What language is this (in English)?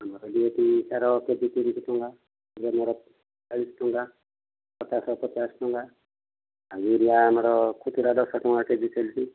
Odia